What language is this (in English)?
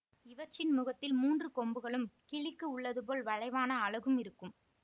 Tamil